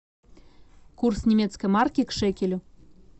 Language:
Russian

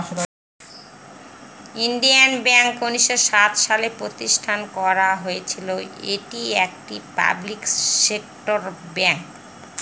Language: Bangla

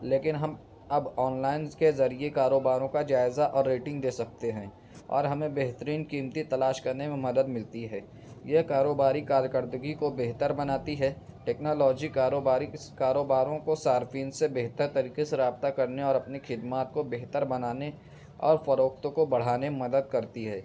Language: Urdu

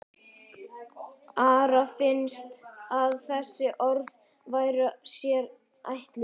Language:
Icelandic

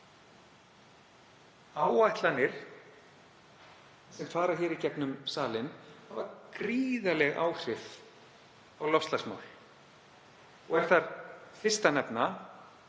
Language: Icelandic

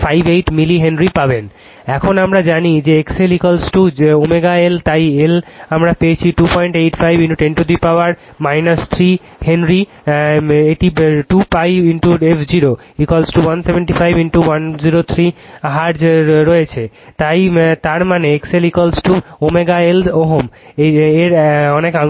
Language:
Bangla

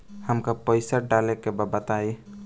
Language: Bhojpuri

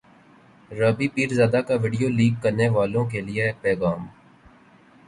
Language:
Urdu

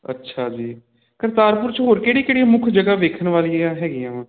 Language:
Punjabi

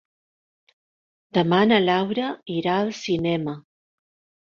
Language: Catalan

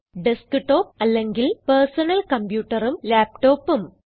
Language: Malayalam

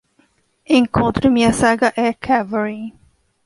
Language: Portuguese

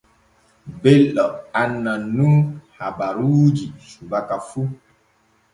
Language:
Borgu Fulfulde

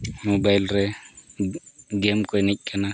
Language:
Santali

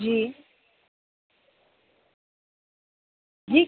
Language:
Hindi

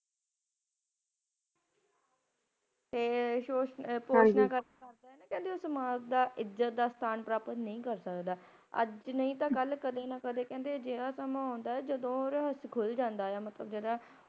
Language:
Punjabi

